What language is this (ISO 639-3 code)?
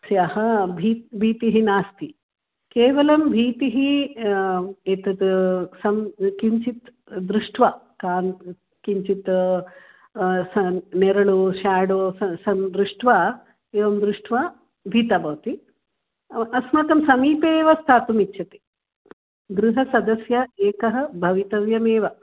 san